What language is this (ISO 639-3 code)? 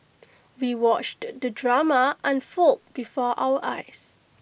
eng